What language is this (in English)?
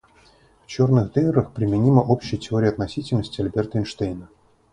Russian